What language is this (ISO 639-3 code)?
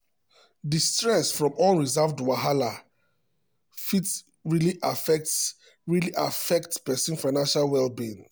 pcm